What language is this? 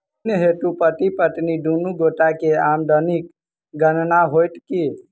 Maithili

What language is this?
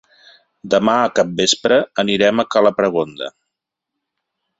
Catalan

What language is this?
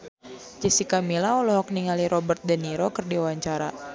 Sundanese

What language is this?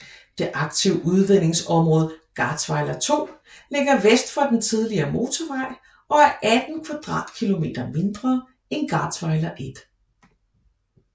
Danish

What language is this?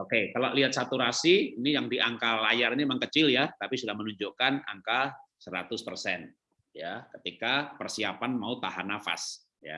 Indonesian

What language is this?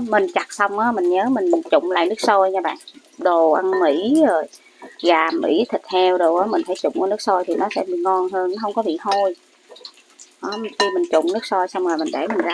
Vietnamese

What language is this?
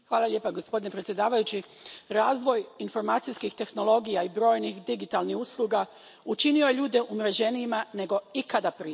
Croatian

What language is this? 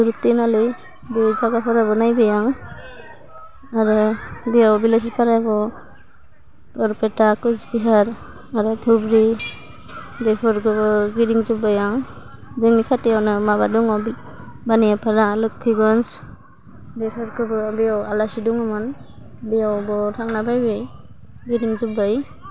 Bodo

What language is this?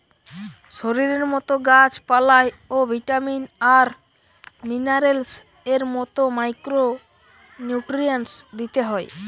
Bangla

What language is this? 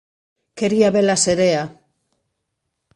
Galician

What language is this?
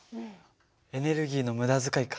Japanese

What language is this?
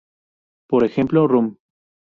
Spanish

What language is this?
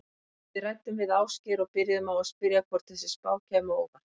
Icelandic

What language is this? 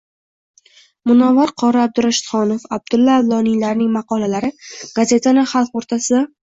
Uzbek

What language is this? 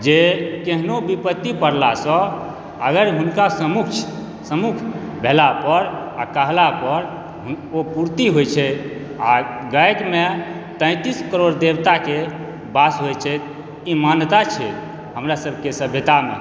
Maithili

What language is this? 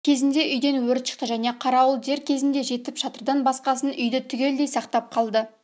Kazakh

